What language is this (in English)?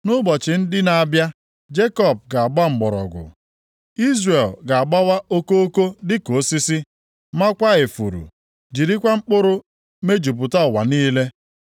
Igbo